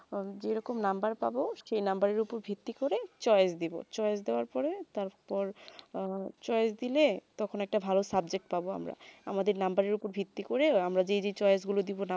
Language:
Bangla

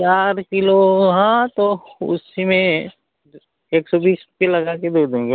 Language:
Hindi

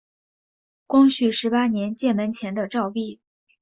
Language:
Chinese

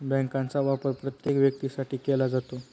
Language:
Marathi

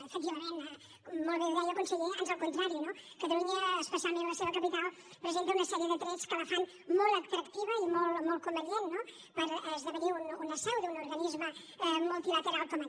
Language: Catalan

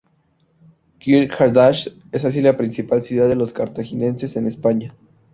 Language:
Spanish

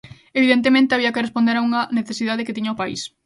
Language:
Galician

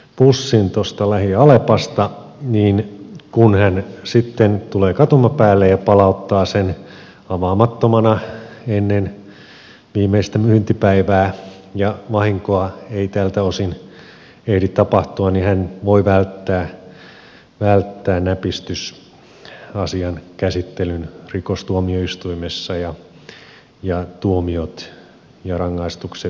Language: Finnish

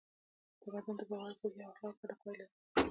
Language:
Pashto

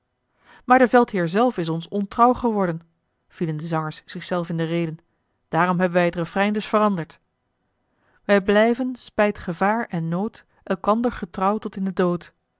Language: Dutch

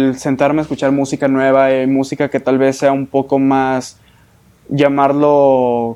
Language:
Spanish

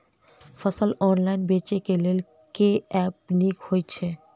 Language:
Maithili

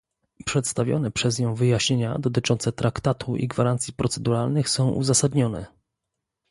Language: Polish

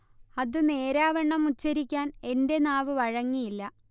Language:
Malayalam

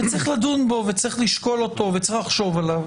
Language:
Hebrew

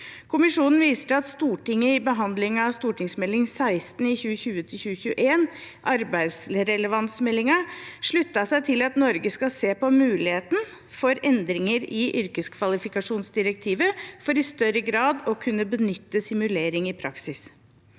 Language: Norwegian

